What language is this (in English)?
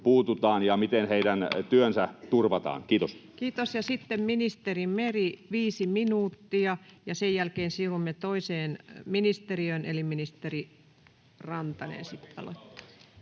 Finnish